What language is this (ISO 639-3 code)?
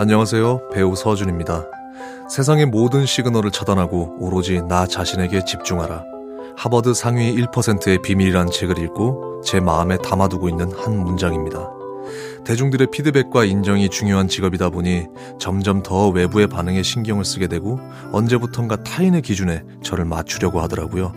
kor